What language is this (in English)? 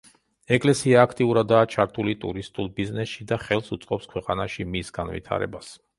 Georgian